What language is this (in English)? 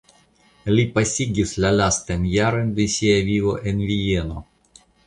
Esperanto